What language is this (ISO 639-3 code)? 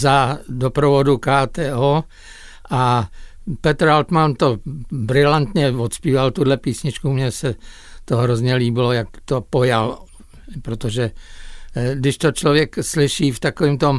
ces